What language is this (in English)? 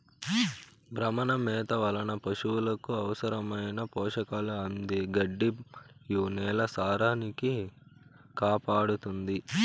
Telugu